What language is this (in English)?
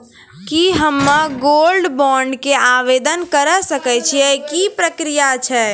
Maithili